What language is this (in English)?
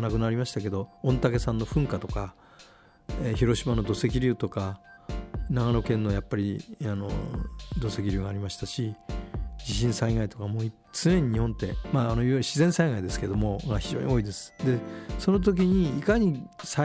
Japanese